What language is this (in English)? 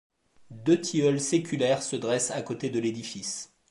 French